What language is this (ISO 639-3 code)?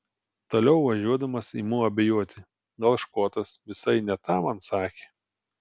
lit